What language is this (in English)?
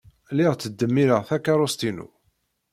Kabyle